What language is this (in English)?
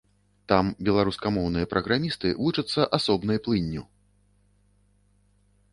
Belarusian